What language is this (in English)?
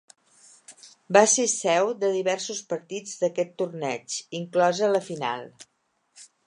Catalan